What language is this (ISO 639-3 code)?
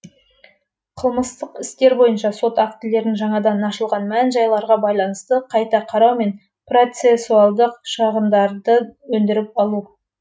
kaz